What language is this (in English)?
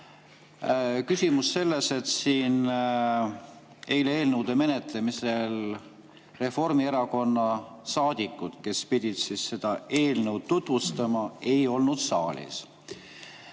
Estonian